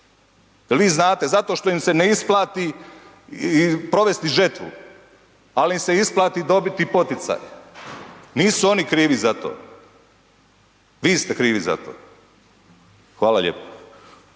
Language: Croatian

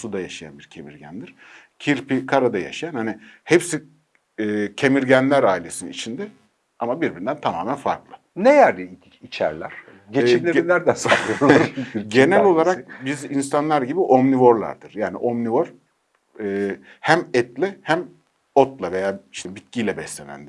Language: Turkish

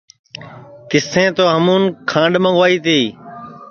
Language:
Sansi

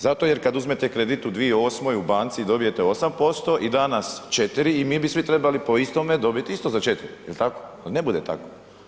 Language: Croatian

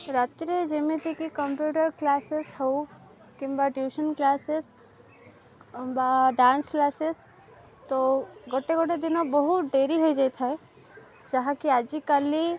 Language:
Odia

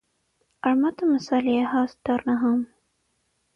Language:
Armenian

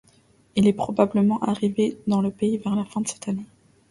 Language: French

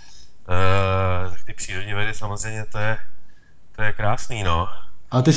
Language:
Czech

